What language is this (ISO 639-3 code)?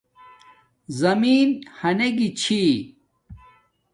dmk